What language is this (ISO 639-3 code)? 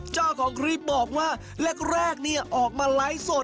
tha